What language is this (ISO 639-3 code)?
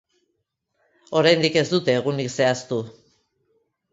eus